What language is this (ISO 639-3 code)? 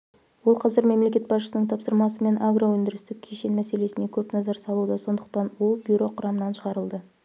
kaz